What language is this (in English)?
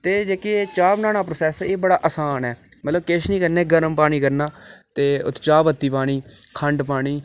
Dogri